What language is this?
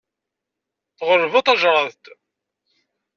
Kabyle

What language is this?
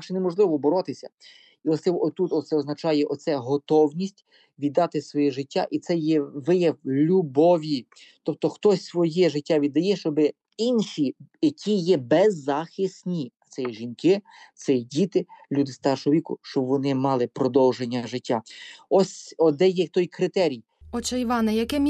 Ukrainian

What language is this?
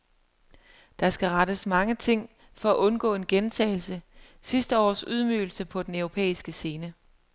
Danish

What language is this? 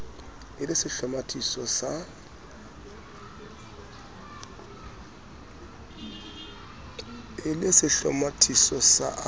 Southern Sotho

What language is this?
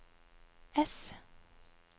Norwegian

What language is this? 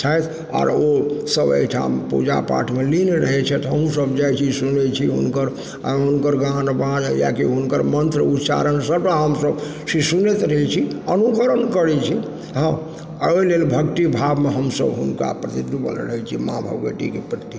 Maithili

